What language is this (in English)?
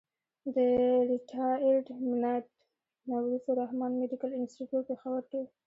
Pashto